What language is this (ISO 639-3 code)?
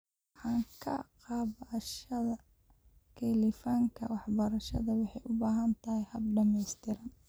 som